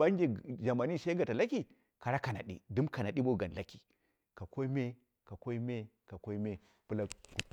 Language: Dera (Nigeria)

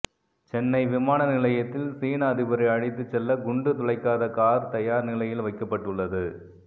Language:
Tamil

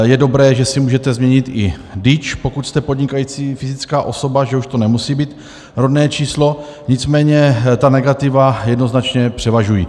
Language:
Czech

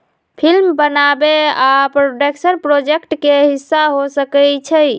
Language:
Magahi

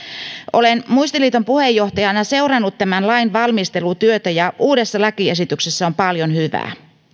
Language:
Finnish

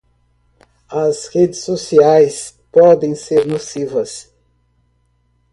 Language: Portuguese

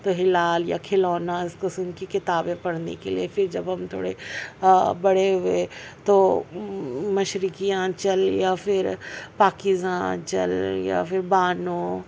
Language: Urdu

